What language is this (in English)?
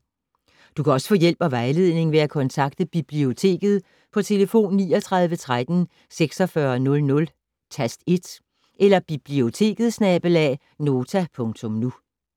Danish